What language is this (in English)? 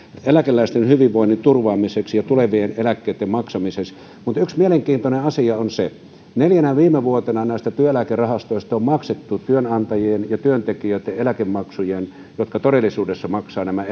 Finnish